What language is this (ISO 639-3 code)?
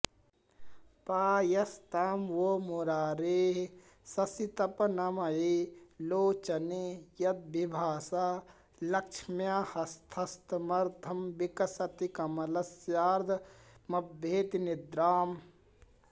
san